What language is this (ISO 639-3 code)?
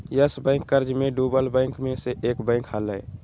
mag